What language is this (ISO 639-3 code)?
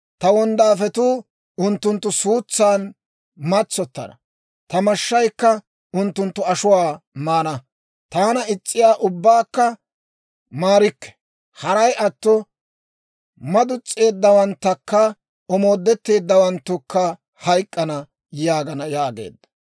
dwr